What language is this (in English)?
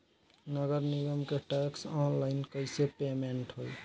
Bhojpuri